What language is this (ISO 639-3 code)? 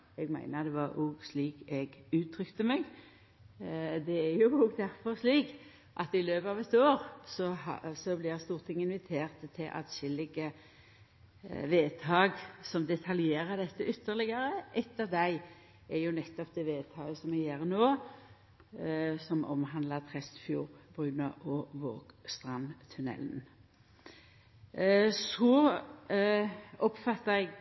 nno